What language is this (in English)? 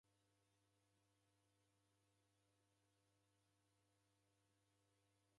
Taita